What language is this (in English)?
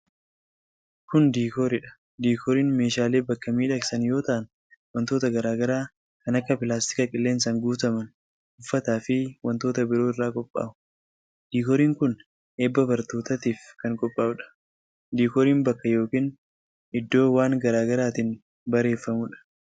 Oromo